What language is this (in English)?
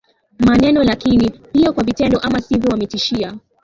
Swahili